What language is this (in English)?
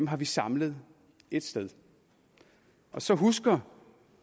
Danish